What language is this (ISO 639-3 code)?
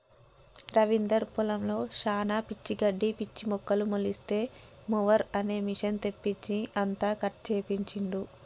tel